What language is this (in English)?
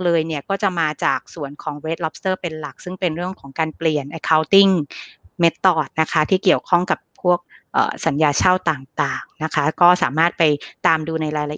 Thai